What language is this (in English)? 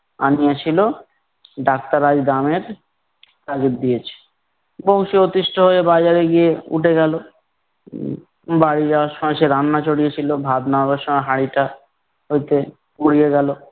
Bangla